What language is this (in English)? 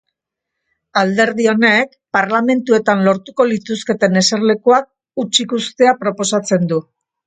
Basque